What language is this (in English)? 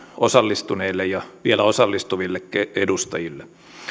Finnish